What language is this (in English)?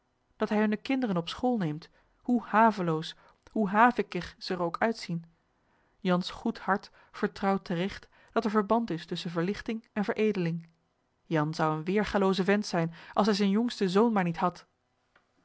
Dutch